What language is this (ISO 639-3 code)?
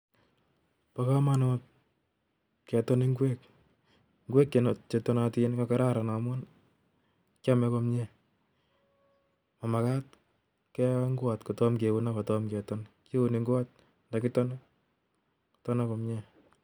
kln